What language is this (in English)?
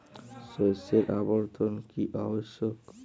Bangla